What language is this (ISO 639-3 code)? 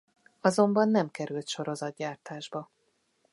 hun